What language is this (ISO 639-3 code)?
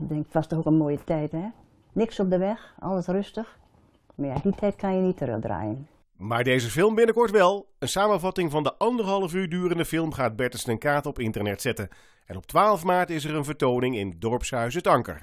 nld